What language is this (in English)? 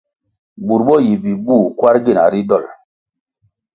Kwasio